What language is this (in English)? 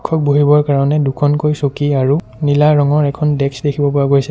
Assamese